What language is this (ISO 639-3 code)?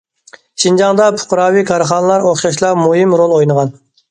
uig